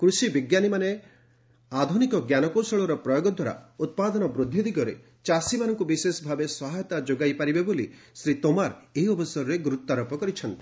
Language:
Odia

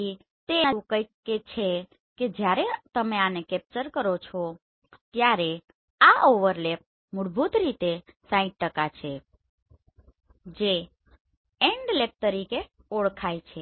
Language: Gujarati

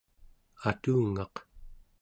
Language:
Central Yupik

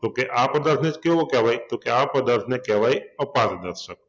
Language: Gujarati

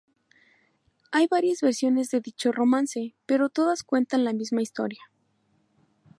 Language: Spanish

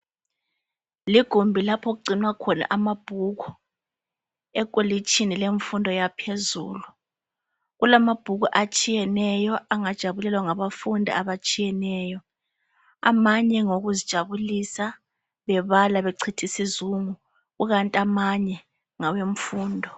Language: North Ndebele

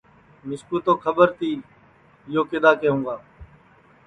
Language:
Sansi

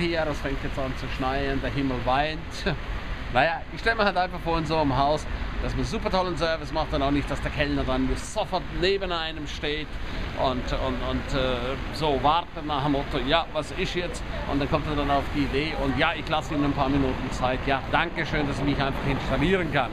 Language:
German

